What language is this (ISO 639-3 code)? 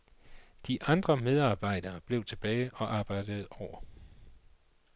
dan